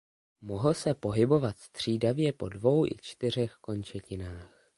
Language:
Czech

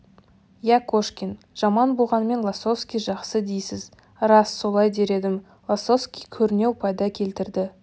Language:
Kazakh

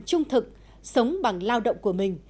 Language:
Vietnamese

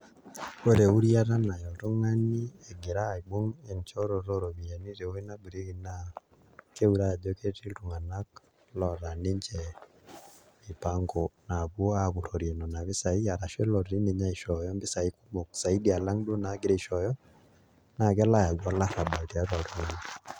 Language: Masai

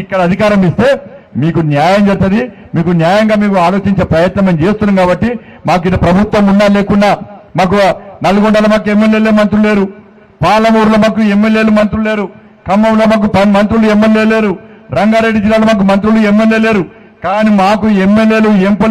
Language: Hindi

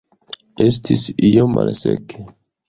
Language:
Esperanto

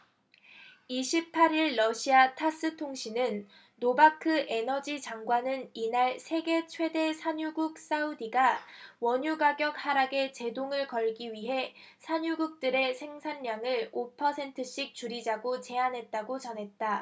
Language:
Korean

